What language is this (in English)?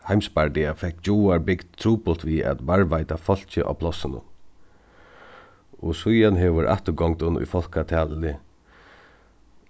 Faroese